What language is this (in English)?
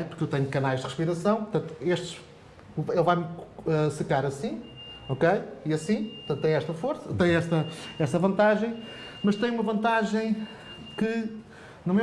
Portuguese